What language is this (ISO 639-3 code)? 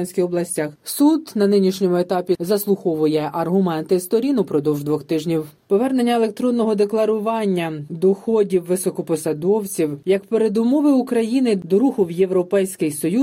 ukr